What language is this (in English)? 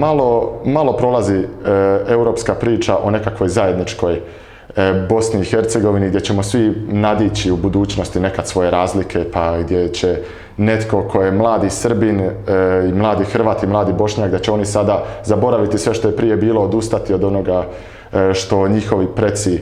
Croatian